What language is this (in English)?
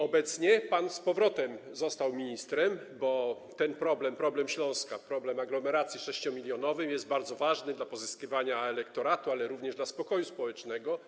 Polish